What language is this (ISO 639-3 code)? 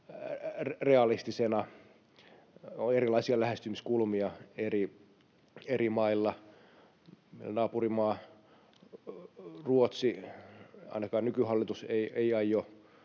fin